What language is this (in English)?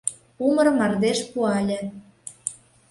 Mari